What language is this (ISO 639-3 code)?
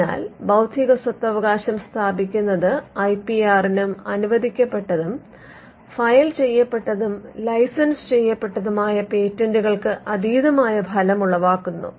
mal